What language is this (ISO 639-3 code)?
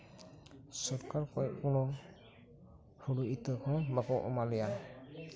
sat